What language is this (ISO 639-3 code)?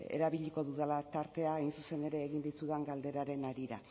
eus